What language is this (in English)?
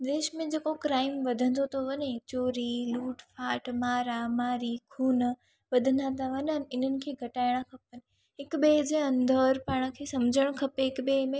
Sindhi